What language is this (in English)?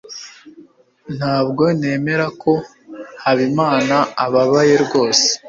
Kinyarwanda